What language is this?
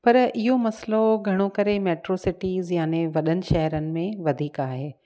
Sindhi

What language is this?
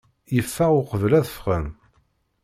Kabyle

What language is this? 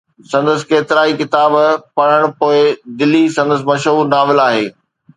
Sindhi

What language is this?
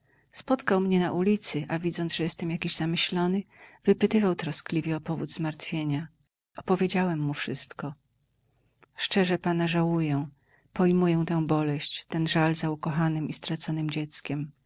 Polish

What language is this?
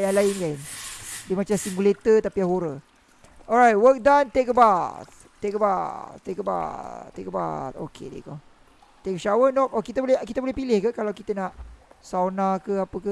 Malay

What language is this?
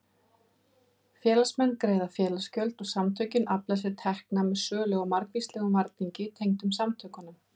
Icelandic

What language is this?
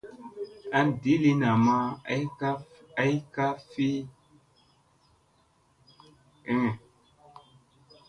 Musey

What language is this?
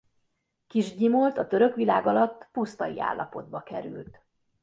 Hungarian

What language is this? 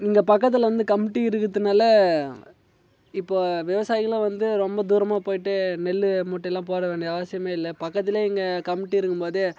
Tamil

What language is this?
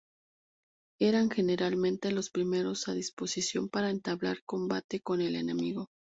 Spanish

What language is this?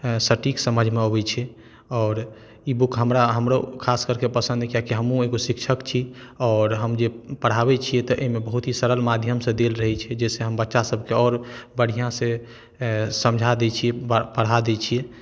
Maithili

